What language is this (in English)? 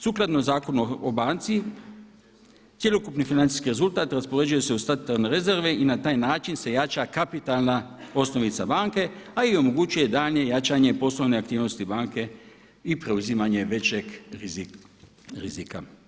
Croatian